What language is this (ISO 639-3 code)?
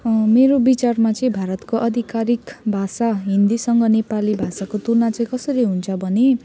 nep